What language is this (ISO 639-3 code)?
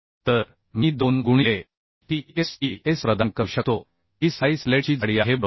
mar